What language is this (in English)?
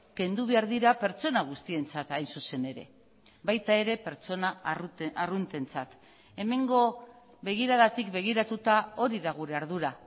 Basque